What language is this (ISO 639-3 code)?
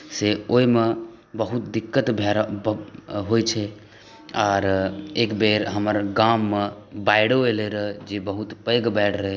mai